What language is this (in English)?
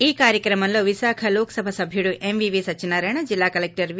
Telugu